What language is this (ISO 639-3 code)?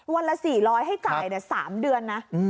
tha